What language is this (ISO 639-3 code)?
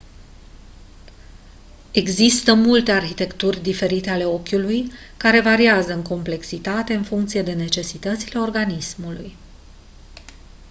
ron